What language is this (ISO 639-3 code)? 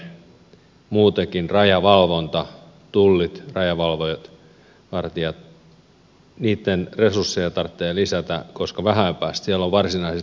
fin